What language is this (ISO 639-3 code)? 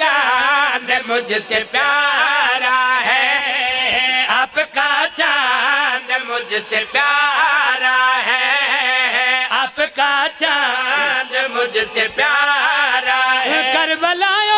ara